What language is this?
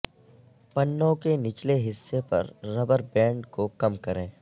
Urdu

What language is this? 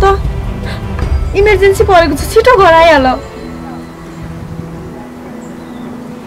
Korean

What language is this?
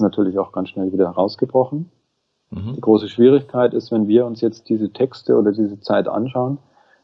German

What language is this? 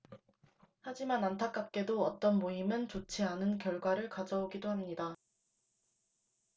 Korean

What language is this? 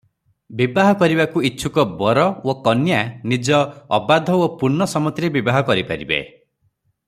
Odia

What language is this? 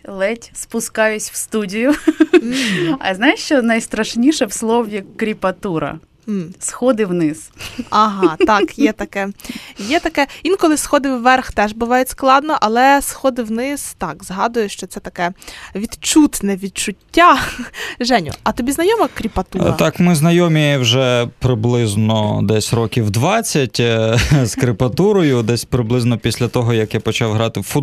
Ukrainian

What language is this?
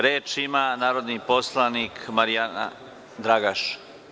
Serbian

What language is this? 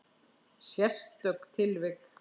Icelandic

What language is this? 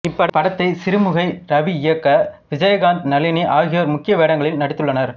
Tamil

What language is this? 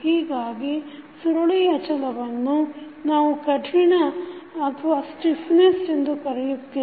Kannada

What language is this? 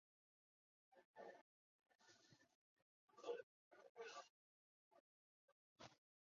Chinese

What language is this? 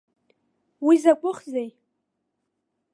Abkhazian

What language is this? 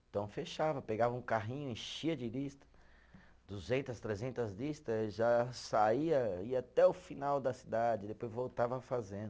Portuguese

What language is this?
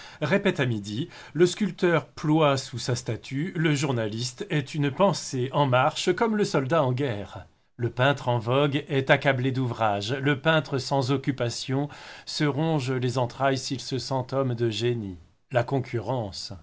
French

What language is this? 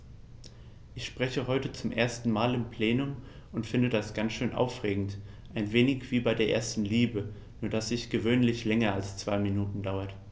German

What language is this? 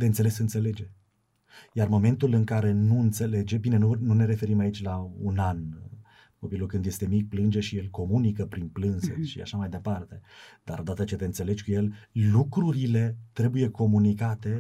Romanian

